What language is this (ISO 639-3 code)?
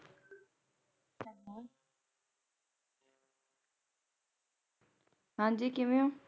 pan